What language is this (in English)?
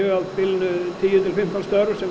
Icelandic